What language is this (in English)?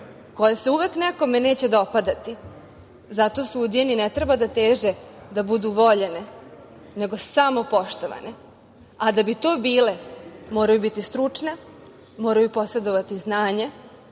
Serbian